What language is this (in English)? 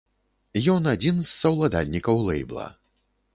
Belarusian